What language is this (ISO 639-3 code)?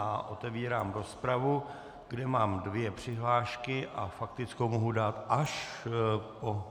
ces